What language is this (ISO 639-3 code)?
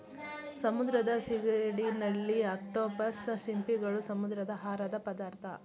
kan